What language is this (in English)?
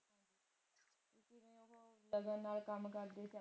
Punjabi